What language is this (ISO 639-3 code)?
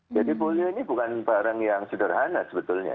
ind